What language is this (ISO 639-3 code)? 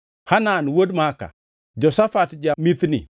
luo